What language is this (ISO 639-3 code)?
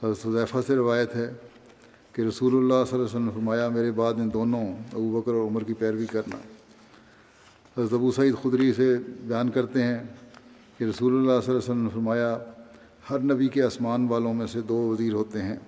urd